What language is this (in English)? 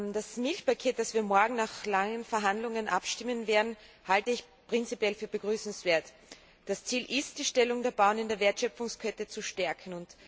German